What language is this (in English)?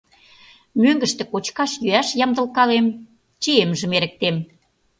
Mari